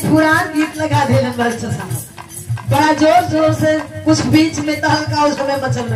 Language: Arabic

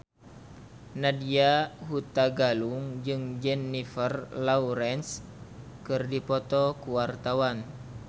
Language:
Sundanese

